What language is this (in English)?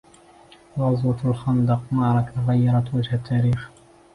Arabic